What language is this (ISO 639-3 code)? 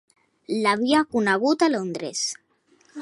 cat